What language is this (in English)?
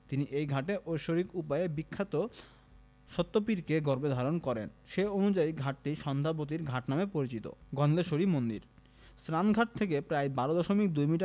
Bangla